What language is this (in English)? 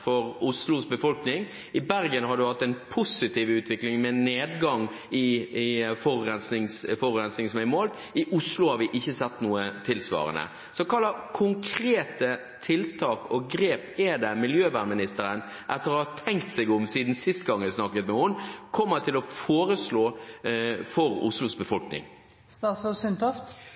Norwegian Bokmål